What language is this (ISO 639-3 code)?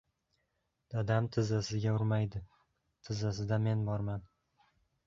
uzb